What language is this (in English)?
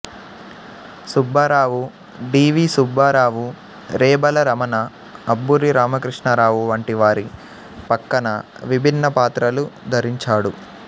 Telugu